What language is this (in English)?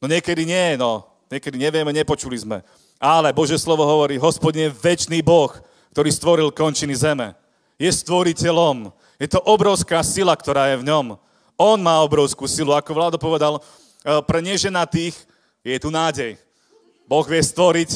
Slovak